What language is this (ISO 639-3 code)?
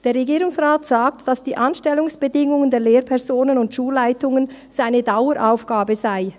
gsw